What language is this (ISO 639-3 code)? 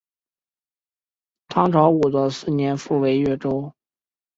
zho